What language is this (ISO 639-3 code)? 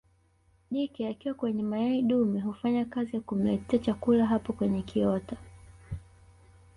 swa